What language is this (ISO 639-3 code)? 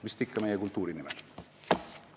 est